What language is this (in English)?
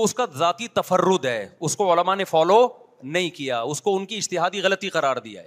Urdu